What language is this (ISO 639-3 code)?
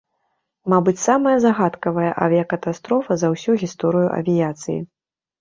bel